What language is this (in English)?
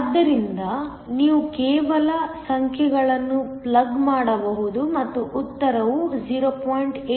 Kannada